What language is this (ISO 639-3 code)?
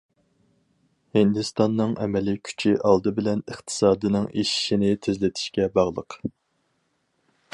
uig